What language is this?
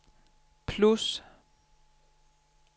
Danish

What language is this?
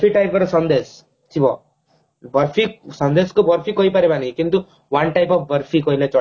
Odia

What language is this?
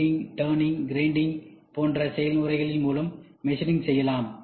Tamil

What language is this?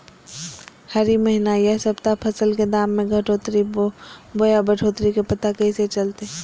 Magahi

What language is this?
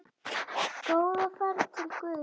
Icelandic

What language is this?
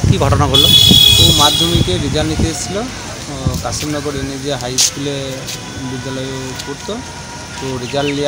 Hindi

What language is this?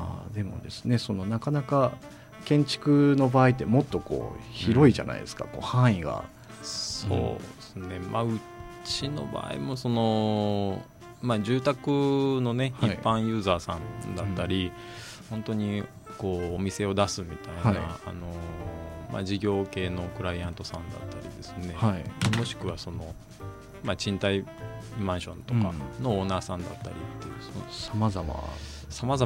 Japanese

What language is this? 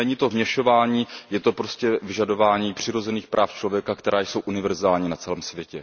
Czech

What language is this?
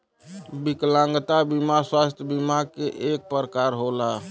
Bhojpuri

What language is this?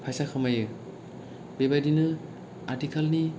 Bodo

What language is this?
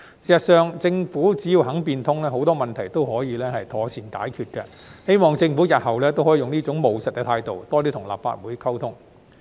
Cantonese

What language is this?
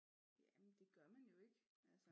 Danish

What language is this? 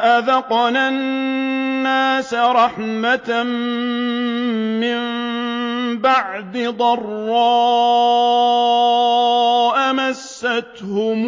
Arabic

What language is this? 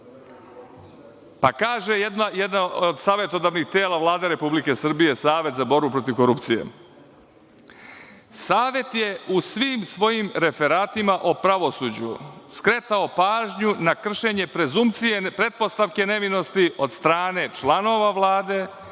Serbian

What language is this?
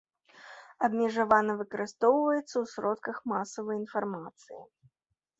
Belarusian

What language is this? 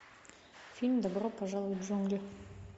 Russian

